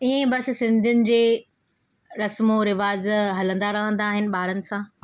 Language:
Sindhi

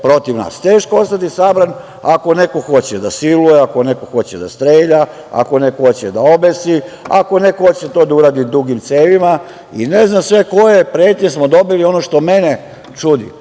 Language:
Serbian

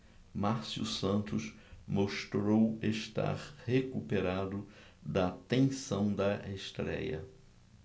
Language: Portuguese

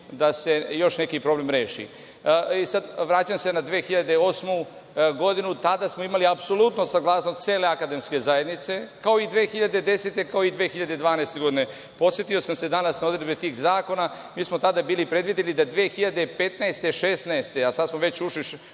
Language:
Serbian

